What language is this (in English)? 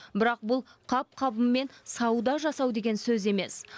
Kazakh